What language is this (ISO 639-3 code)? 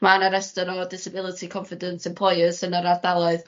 cym